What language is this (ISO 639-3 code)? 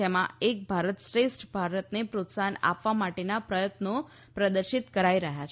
guj